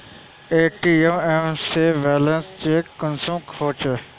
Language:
Magahi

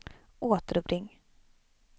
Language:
Swedish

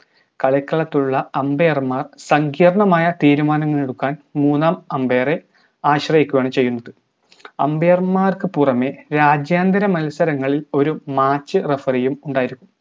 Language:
Malayalam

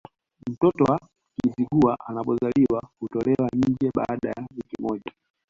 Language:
Swahili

